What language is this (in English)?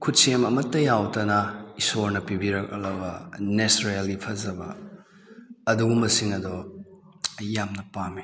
Manipuri